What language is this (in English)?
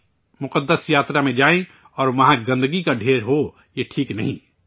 Urdu